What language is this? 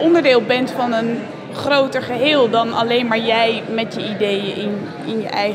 Dutch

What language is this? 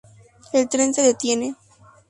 Spanish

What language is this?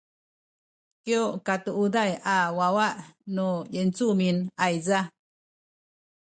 Sakizaya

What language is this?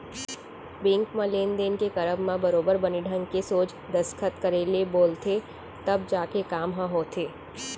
Chhattisgarhi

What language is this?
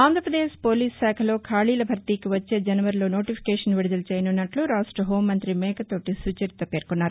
Telugu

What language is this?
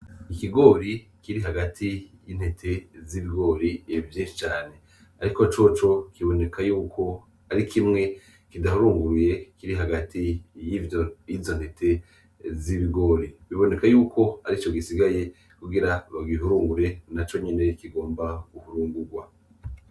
Rundi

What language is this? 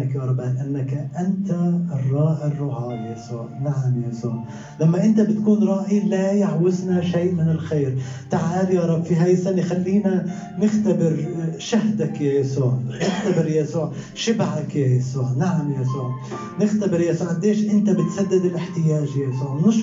Arabic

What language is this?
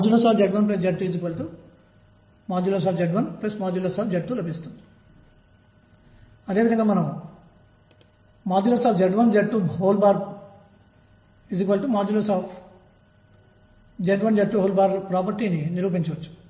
Telugu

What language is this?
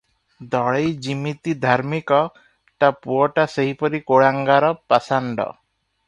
Odia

